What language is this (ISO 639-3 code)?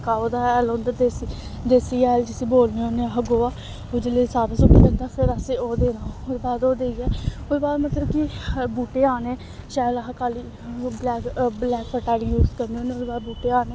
doi